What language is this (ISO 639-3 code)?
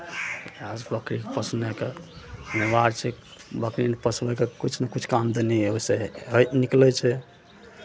mai